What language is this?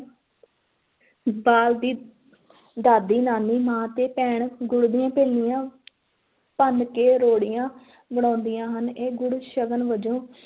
Punjabi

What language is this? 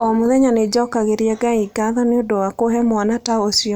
Kikuyu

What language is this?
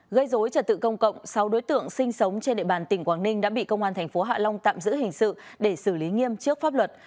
Vietnamese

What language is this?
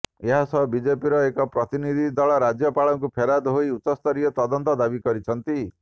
Odia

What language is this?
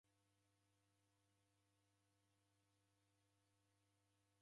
Taita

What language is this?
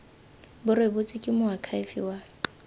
Tswana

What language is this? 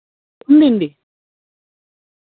Dogri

